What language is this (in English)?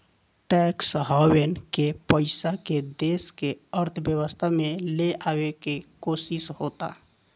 Bhojpuri